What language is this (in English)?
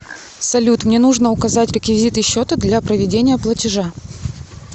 Russian